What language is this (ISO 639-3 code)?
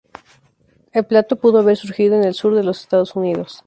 spa